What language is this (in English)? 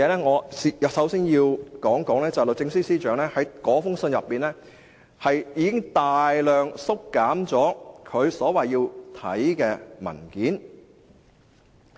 Cantonese